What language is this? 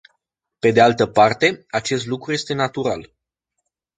Romanian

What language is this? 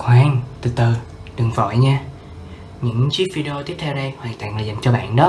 Vietnamese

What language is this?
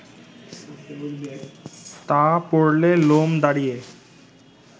Bangla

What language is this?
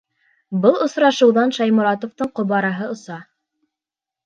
Bashkir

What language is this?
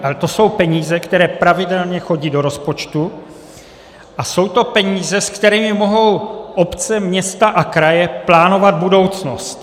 Czech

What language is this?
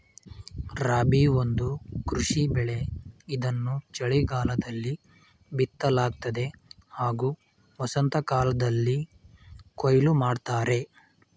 Kannada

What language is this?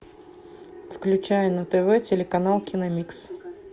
Russian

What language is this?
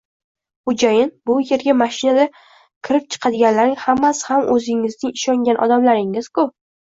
Uzbek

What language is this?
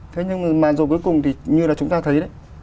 Vietnamese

